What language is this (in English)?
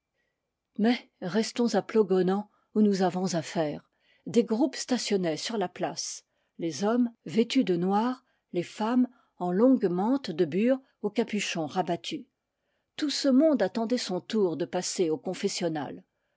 French